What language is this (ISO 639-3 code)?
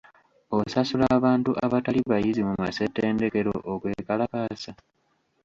lug